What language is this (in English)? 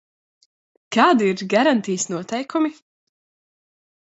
Latvian